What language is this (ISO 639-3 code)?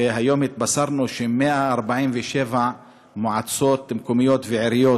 heb